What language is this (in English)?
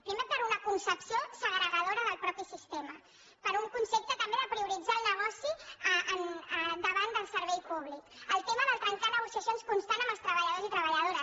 Catalan